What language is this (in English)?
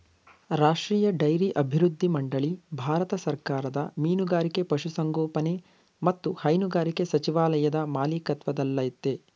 Kannada